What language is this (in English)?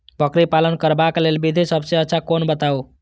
Maithili